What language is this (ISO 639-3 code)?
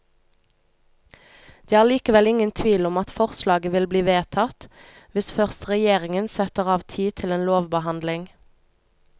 nor